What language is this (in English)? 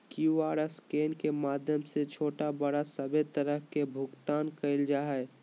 Magahi